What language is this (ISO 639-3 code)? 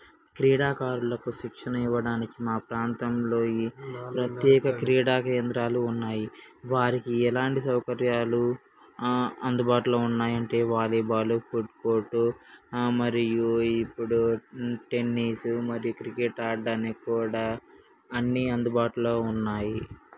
tel